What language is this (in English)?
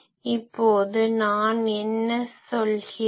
Tamil